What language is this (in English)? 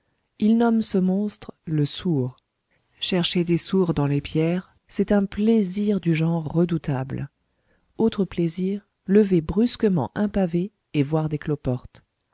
French